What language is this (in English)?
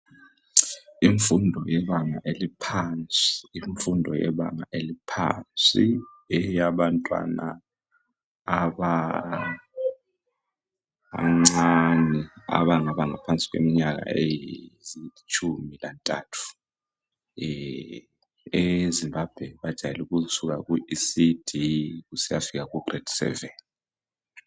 North Ndebele